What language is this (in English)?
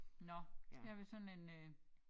Danish